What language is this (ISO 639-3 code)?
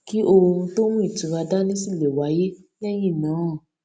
yor